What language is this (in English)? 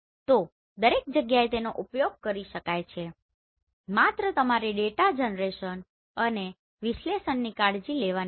Gujarati